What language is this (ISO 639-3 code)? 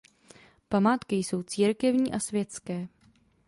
ces